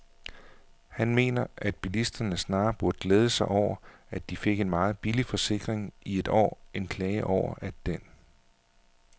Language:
Danish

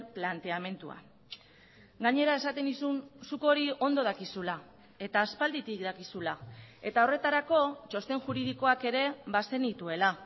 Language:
Basque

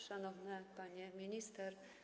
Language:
Polish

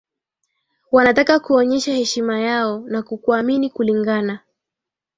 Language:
Swahili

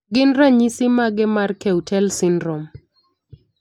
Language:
Luo (Kenya and Tanzania)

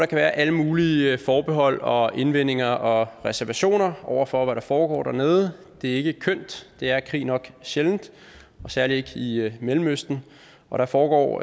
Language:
Danish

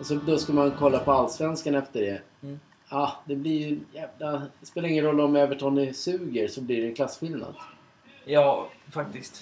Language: Swedish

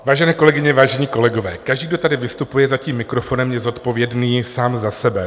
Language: Czech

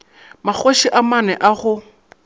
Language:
Northern Sotho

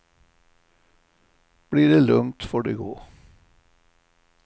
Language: Swedish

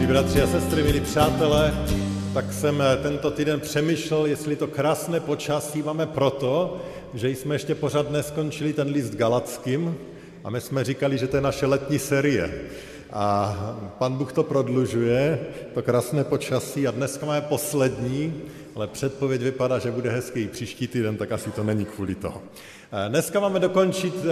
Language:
Czech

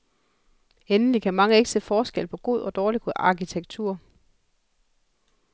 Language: Danish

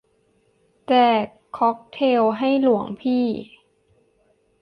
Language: Thai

